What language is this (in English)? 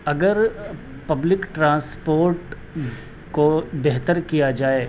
Urdu